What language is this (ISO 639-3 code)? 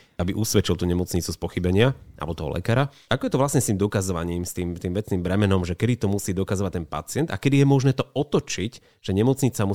slk